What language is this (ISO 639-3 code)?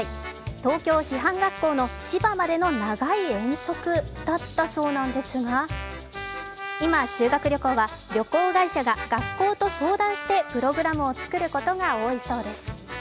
jpn